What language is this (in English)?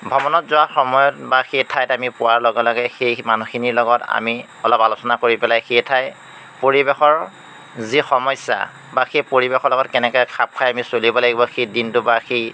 Assamese